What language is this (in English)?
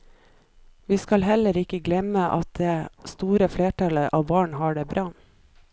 Norwegian